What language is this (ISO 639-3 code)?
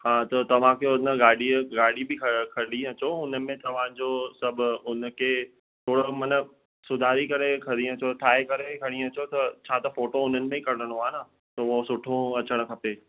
snd